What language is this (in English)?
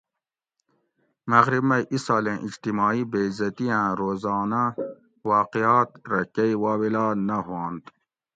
Gawri